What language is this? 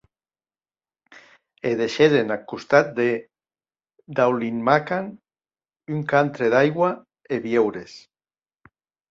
Occitan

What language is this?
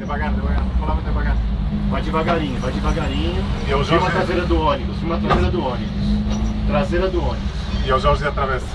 Portuguese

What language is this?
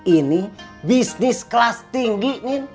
Indonesian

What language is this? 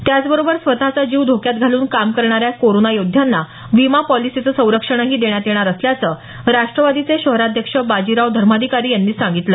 Marathi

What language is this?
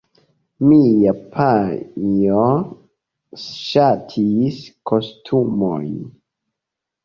Esperanto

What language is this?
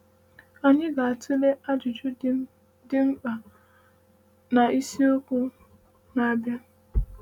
Igbo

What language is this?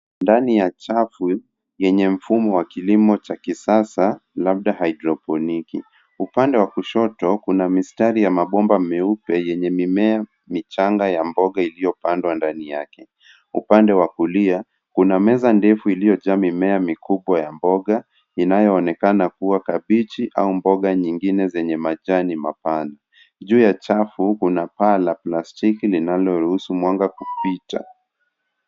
Swahili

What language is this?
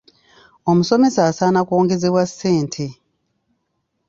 Ganda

